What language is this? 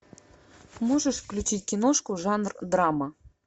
Russian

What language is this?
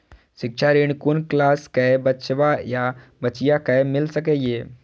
Maithili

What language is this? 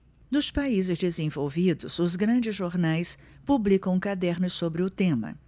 Portuguese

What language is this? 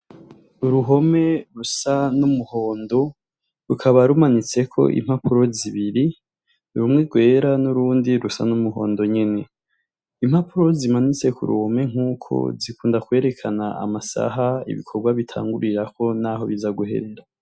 Rundi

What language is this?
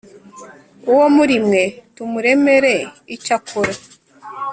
Kinyarwanda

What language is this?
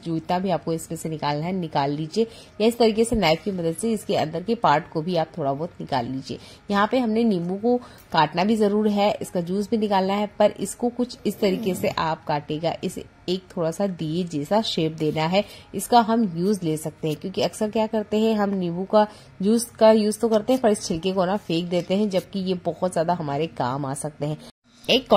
Hindi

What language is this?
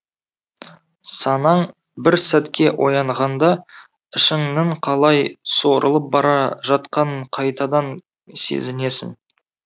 Kazakh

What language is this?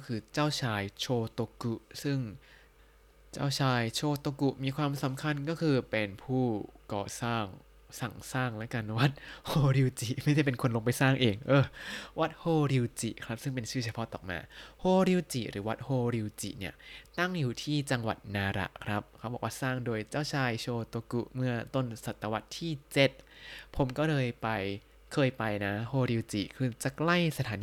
Thai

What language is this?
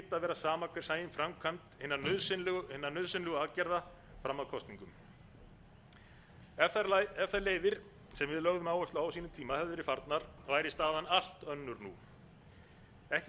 Icelandic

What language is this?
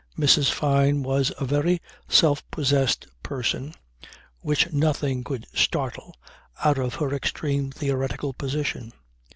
English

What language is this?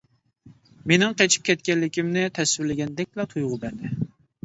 Uyghur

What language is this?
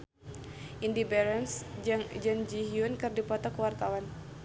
Sundanese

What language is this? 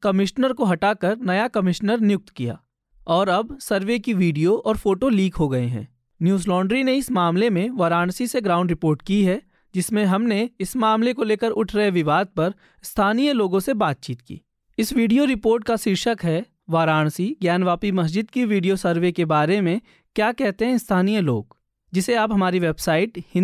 Hindi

